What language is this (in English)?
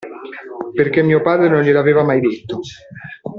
Italian